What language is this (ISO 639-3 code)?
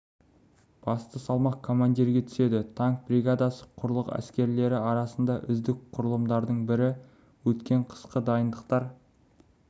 kaz